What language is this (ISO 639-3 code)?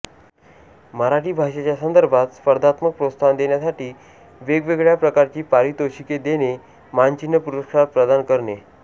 mar